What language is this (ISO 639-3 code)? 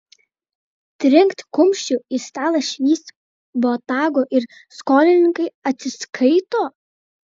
lit